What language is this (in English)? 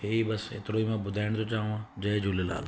Sindhi